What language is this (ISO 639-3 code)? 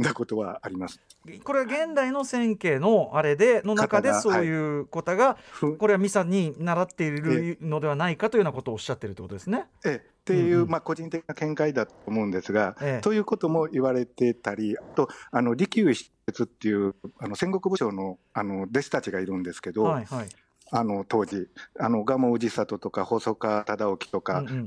jpn